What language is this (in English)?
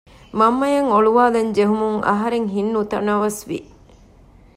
Divehi